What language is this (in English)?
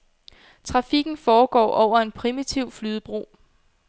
Danish